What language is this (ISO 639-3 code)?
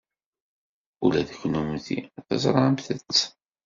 kab